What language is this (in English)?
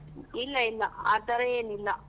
Kannada